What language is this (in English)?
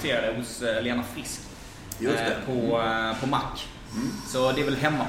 Swedish